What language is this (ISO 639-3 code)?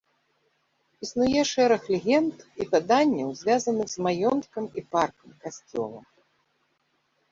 bel